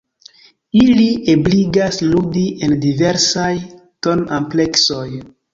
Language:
Esperanto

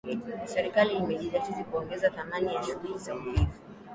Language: Swahili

